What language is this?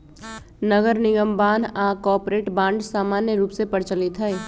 Magahi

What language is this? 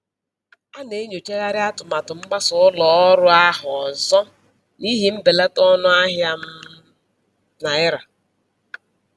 Igbo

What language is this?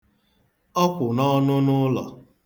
Igbo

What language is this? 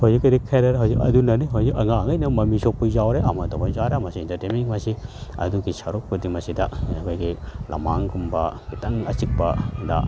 Manipuri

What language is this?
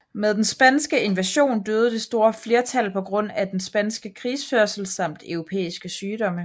Danish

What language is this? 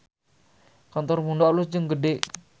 Sundanese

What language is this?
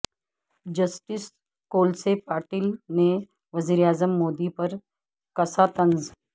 Urdu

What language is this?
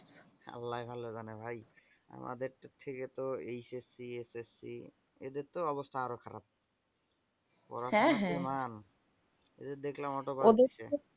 Bangla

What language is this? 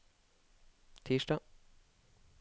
Norwegian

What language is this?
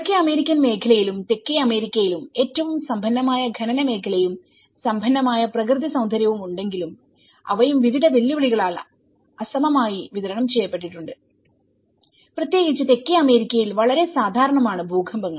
Malayalam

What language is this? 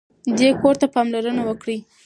Pashto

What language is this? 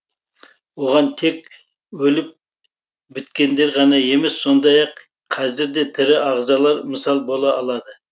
Kazakh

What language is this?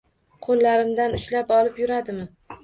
Uzbek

